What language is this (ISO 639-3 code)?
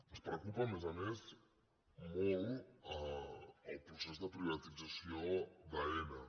cat